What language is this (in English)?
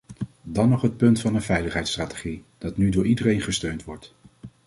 Dutch